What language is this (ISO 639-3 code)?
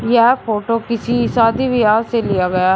hin